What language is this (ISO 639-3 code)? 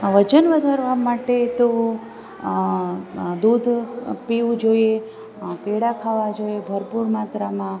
guj